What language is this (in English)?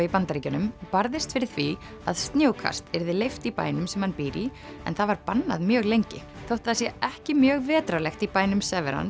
Icelandic